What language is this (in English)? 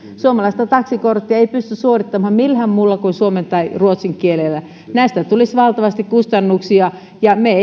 Finnish